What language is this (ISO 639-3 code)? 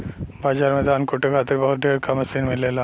bho